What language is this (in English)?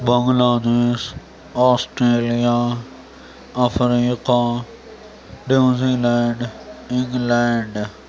Urdu